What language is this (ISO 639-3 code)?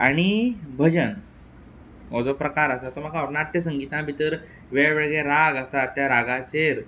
kok